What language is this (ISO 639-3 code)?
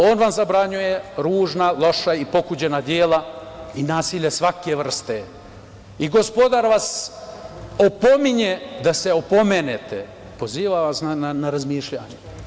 srp